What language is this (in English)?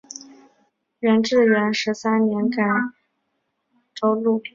Chinese